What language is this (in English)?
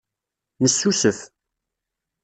Kabyle